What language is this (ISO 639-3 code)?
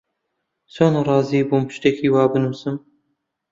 ckb